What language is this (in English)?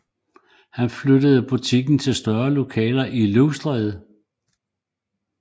Danish